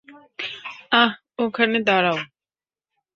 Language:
Bangla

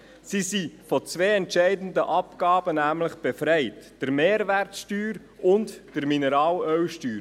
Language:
Swiss German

